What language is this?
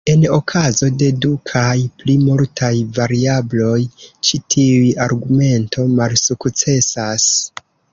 Esperanto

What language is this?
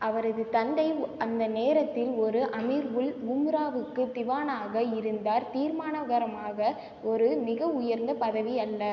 Tamil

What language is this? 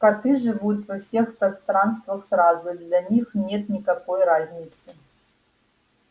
Russian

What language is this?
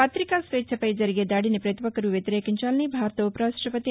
Telugu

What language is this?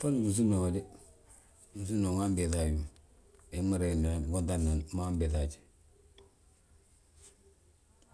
Balanta-Ganja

